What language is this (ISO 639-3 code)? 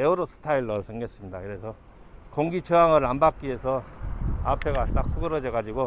kor